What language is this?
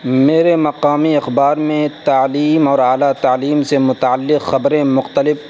Urdu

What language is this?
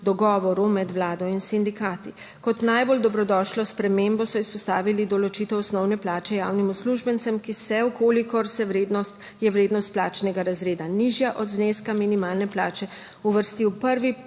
Slovenian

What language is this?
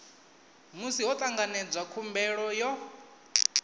Venda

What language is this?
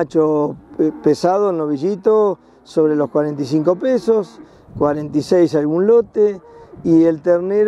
Spanish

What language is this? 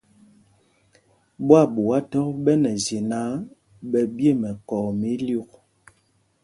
Mpumpong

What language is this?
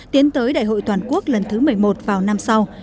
Vietnamese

